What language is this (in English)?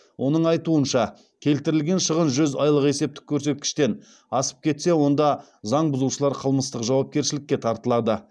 Kazakh